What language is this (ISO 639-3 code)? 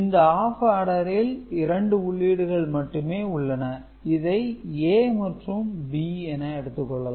tam